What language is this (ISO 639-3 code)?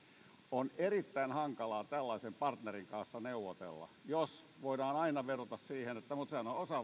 fin